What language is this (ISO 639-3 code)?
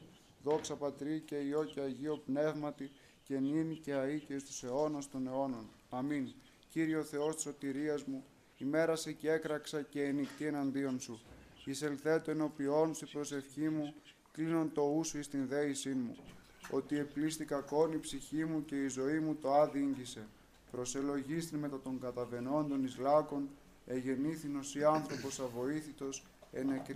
ell